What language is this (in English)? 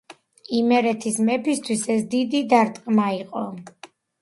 Georgian